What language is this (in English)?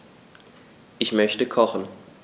German